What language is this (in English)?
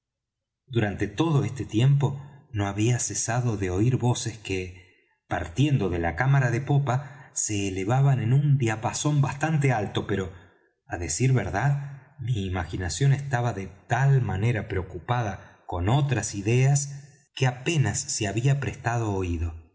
Spanish